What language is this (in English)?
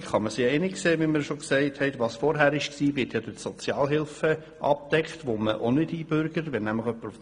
Swiss German